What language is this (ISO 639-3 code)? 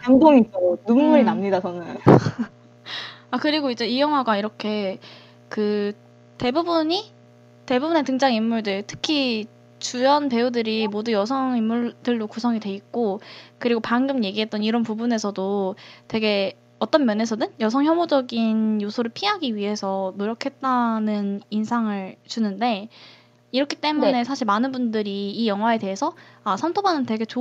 kor